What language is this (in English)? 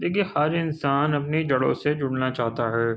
Urdu